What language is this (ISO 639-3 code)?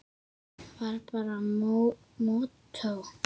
isl